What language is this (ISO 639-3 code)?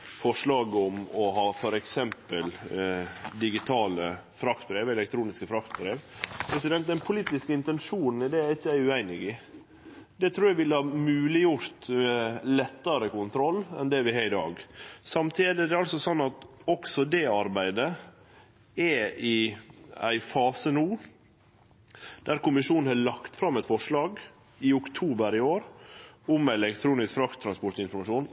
nno